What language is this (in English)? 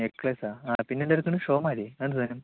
Malayalam